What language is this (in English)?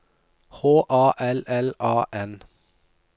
Norwegian